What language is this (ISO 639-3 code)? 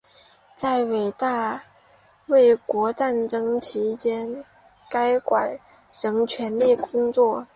zho